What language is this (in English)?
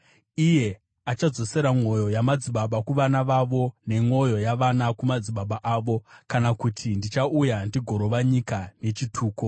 Shona